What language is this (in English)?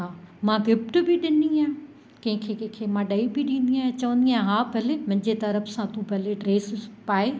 Sindhi